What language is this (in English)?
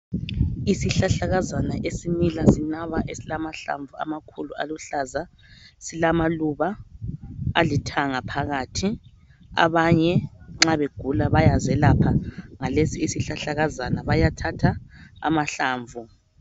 North Ndebele